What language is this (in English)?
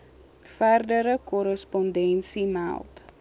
Afrikaans